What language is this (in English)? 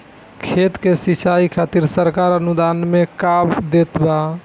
Bhojpuri